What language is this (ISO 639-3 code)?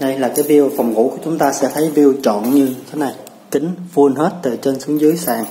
vie